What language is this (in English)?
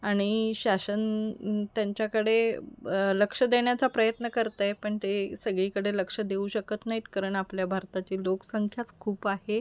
Marathi